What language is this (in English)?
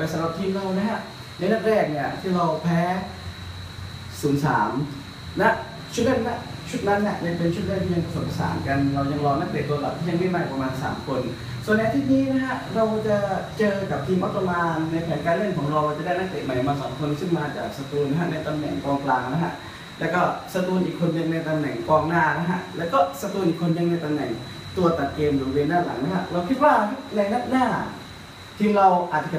Thai